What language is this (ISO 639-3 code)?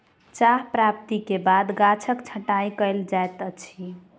mai